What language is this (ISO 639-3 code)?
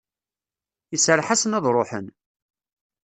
kab